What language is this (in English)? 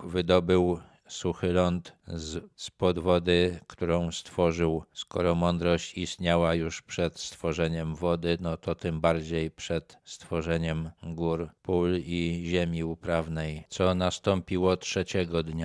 Polish